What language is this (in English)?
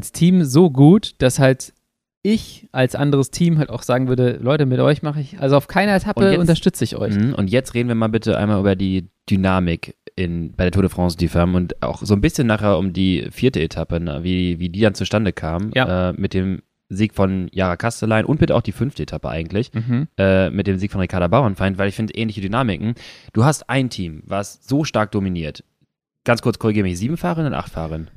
German